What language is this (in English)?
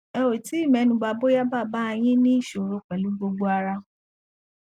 Yoruba